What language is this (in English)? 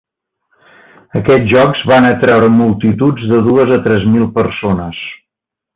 Catalan